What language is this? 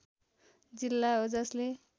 Nepali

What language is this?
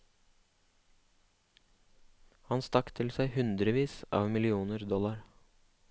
Norwegian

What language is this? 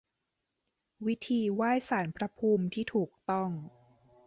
Thai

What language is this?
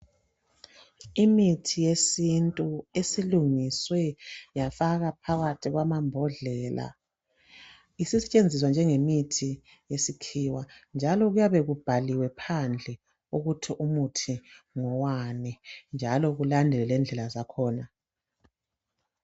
North Ndebele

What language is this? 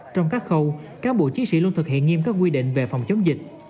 Vietnamese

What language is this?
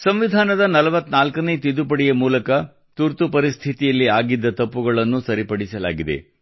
Kannada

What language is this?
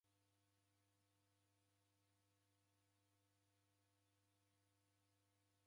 Taita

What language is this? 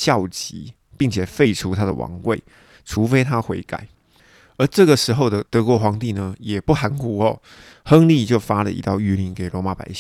Chinese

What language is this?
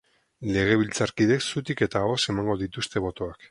Basque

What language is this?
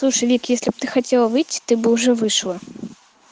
Russian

